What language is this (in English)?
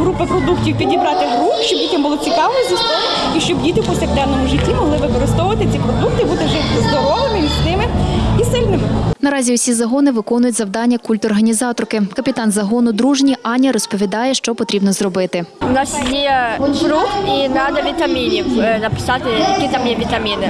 Ukrainian